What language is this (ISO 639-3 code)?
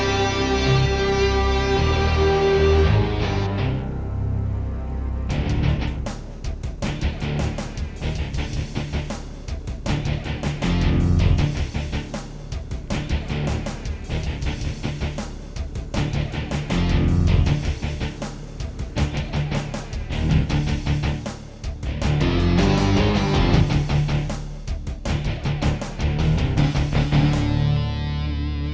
ind